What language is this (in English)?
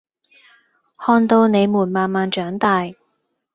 Cantonese